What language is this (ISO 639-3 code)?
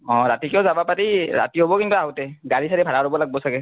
asm